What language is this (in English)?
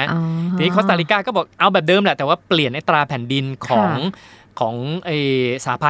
Thai